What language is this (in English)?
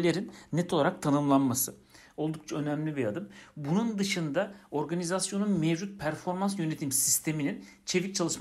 Turkish